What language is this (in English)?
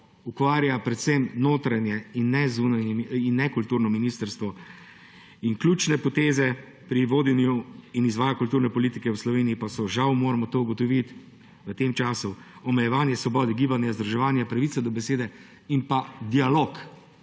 Slovenian